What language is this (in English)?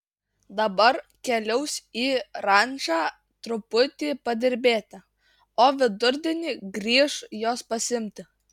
Lithuanian